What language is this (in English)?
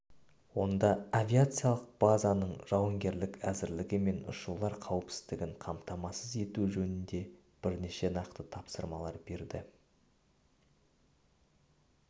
Kazakh